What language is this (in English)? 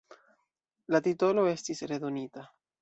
Esperanto